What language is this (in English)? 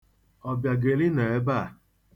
Igbo